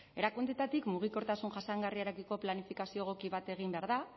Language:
Basque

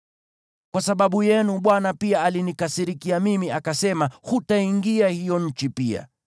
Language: Swahili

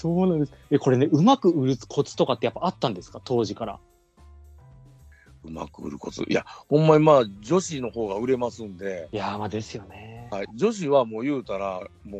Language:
Japanese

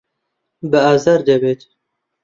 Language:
Central Kurdish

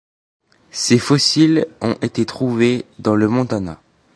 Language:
French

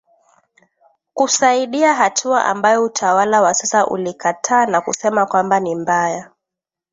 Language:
Swahili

